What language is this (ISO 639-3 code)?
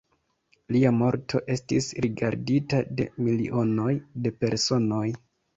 epo